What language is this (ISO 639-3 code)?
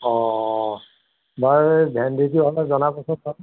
asm